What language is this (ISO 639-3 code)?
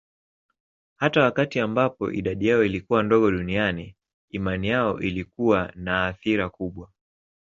swa